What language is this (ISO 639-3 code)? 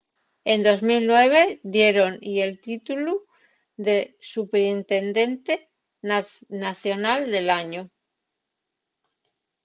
ast